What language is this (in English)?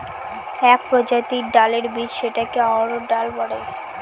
Bangla